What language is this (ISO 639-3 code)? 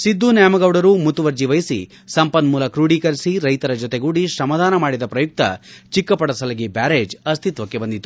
kan